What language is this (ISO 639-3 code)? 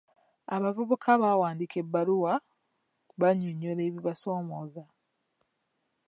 lug